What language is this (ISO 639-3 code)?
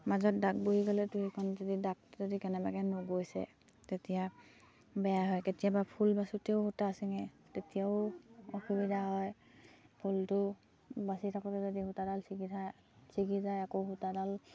asm